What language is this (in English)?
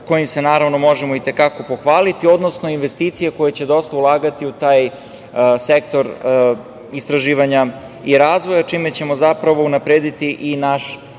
Serbian